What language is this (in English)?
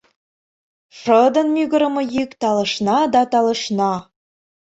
Mari